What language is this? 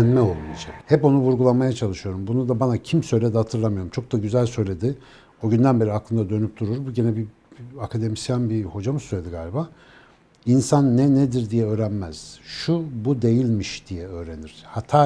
Turkish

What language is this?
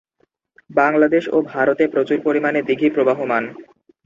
Bangla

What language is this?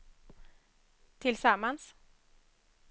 Swedish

